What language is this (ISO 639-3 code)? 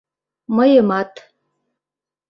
chm